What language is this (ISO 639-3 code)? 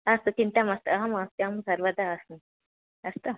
san